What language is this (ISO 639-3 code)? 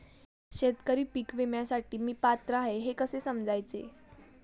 mar